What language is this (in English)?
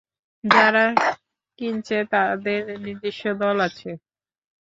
Bangla